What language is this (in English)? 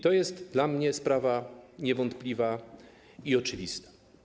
Polish